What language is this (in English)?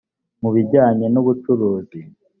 Kinyarwanda